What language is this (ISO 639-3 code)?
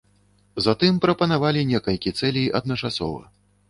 bel